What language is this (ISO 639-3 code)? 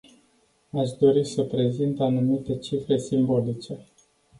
ron